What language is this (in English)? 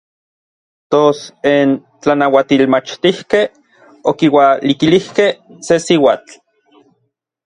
Orizaba Nahuatl